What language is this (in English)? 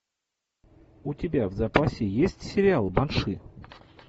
Russian